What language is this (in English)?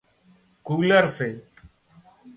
Wadiyara Koli